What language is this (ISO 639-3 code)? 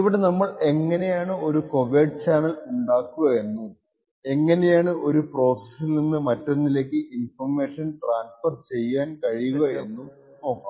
mal